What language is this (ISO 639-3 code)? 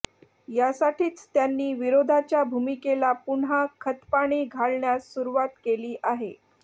mar